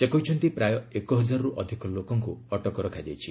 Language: Odia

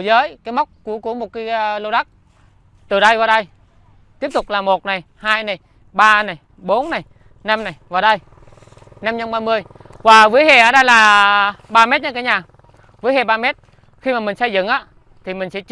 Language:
Vietnamese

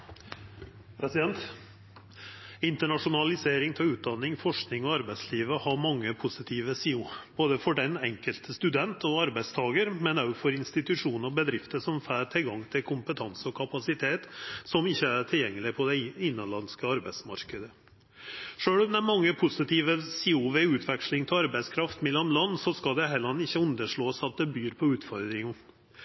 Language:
Norwegian Nynorsk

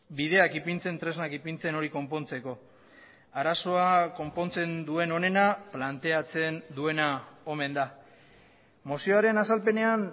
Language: Basque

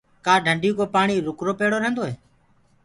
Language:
Gurgula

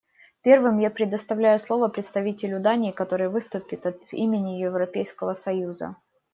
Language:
Russian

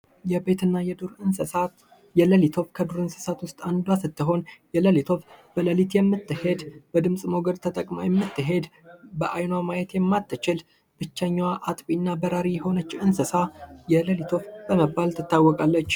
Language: Amharic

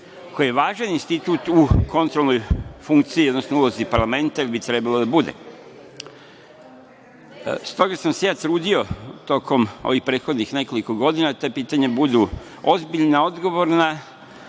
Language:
Serbian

